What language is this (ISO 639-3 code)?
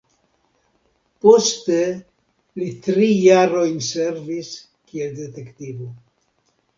epo